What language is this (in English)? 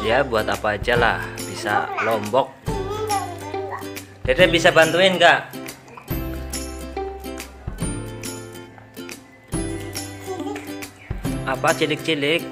Indonesian